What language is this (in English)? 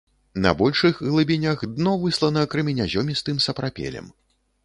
Belarusian